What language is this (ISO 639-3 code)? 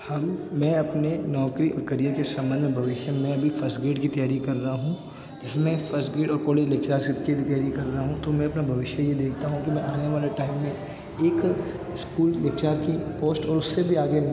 hin